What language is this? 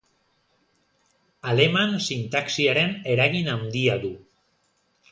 Basque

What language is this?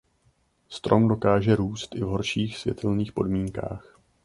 Czech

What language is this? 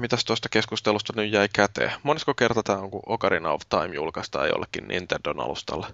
Finnish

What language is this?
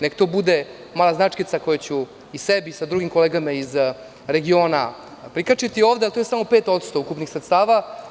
Serbian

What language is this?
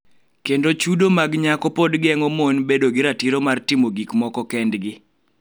Luo (Kenya and Tanzania)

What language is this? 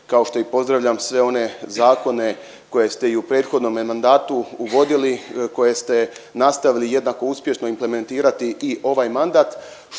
Croatian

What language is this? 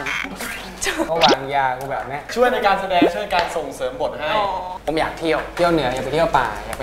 Thai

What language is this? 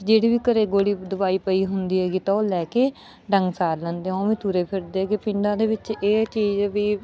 Punjabi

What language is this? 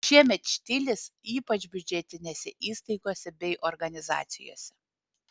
Lithuanian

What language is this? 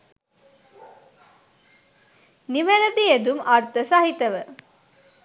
Sinhala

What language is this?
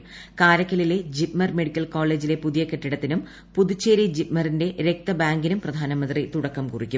Malayalam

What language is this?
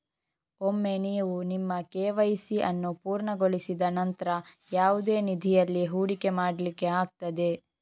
Kannada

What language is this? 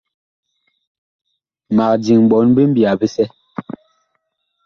Bakoko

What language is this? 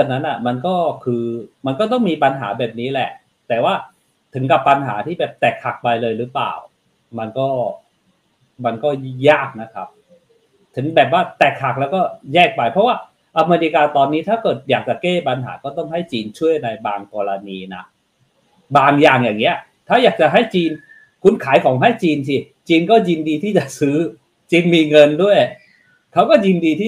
Thai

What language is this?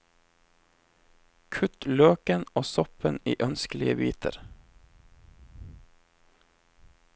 Norwegian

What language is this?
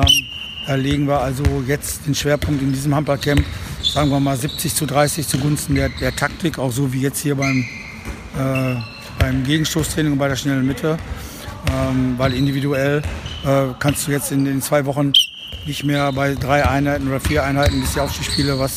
German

